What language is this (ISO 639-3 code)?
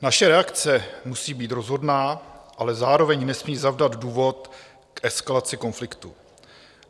ces